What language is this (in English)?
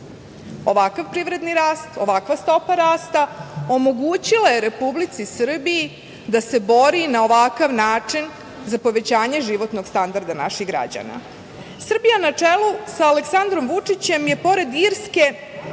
Serbian